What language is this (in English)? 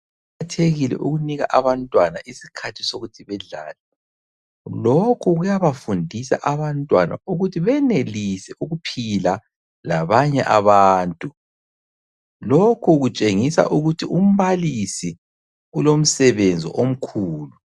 North Ndebele